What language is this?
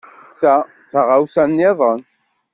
Kabyle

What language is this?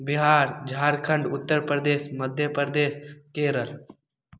Maithili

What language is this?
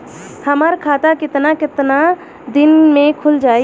Bhojpuri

